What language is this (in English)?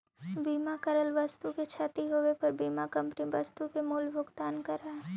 Magahi